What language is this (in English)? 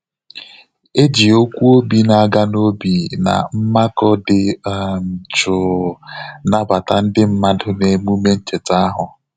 Igbo